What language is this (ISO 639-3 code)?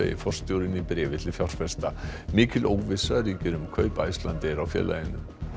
isl